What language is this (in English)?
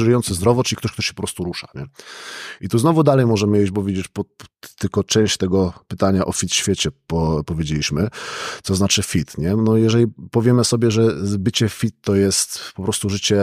Polish